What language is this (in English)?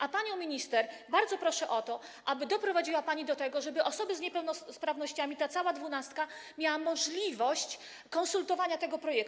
Polish